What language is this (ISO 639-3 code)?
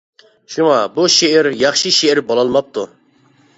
uig